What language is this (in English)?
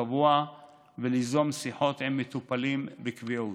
Hebrew